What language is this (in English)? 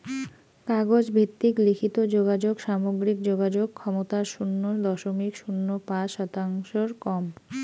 Bangla